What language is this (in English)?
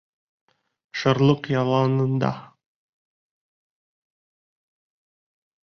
Bashkir